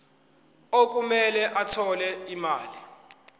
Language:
Zulu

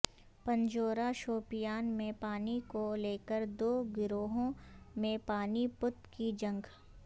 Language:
Urdu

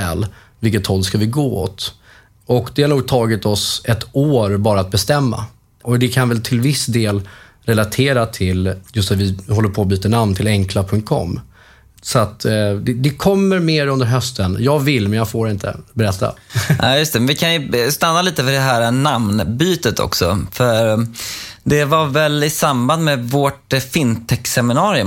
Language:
Swedish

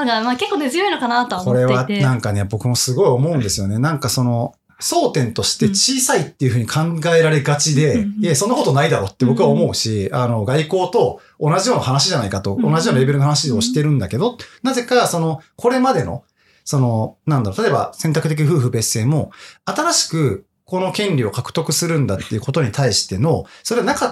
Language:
Japanese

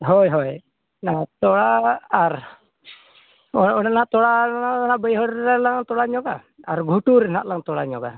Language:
Santali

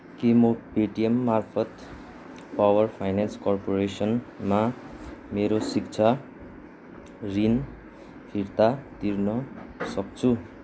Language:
Nepali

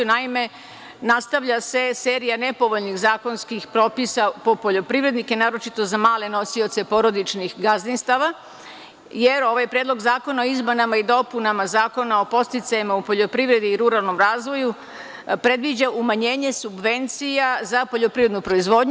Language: Serbian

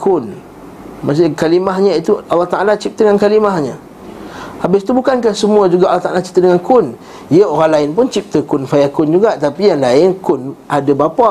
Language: Malay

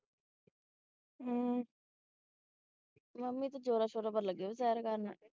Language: Punjabi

